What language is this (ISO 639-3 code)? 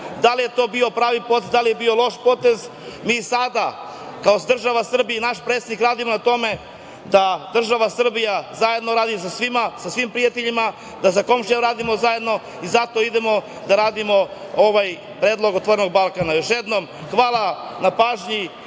srp